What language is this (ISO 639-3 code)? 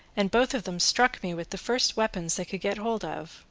eng